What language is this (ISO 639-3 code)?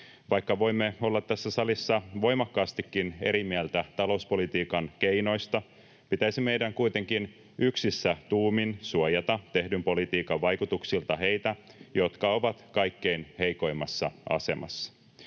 fin